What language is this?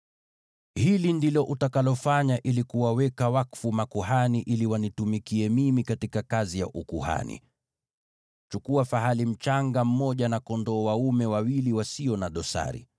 Swahili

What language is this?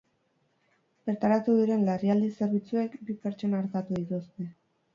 Basque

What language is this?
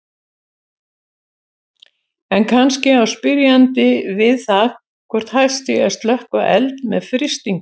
Icelandic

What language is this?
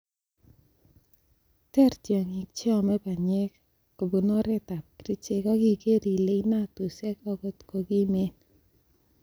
Kalenjin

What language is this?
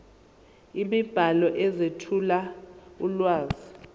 Zulu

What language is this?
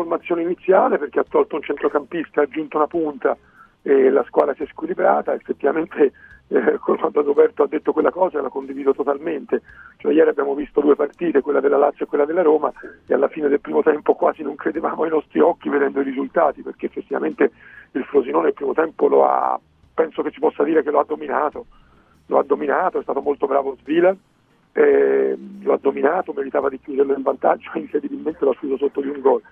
Italian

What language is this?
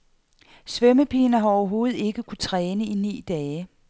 Danish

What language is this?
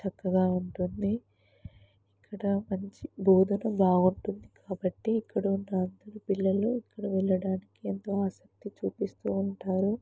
Telugu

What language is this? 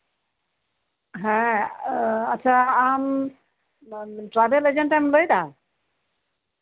Santali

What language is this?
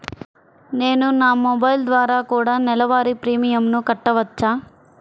Telugu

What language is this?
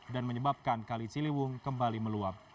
Indonesian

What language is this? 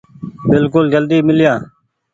Goaria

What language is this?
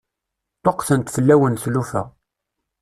Kabyle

